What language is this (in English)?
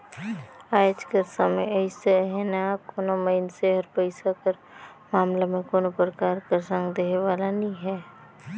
Chhattisgarhi